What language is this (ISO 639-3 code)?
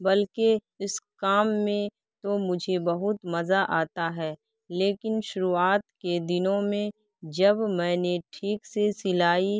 urd